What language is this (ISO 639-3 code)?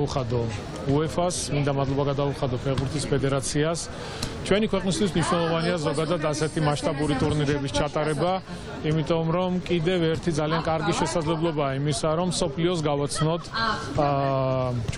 ron